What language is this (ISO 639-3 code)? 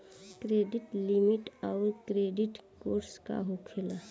bho